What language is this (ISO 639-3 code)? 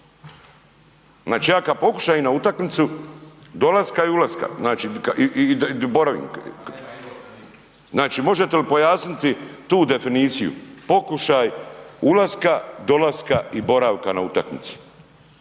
hrv